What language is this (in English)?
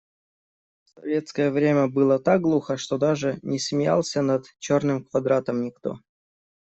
Russian